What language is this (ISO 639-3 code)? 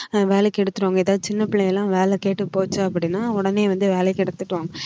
tam